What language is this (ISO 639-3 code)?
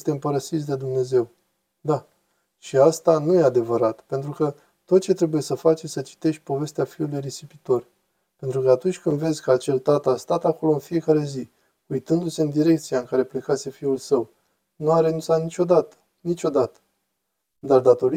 ron